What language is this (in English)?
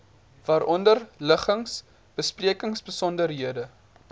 Afrikaans